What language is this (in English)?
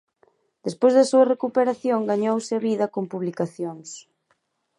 Galician